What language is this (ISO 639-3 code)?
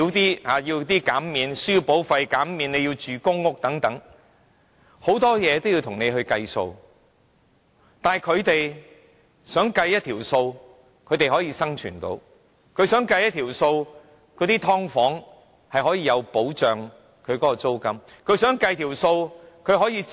yue